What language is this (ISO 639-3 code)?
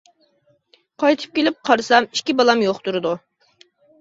uig